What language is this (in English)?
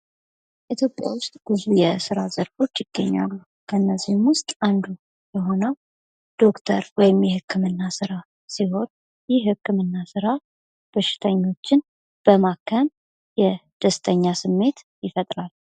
Amharic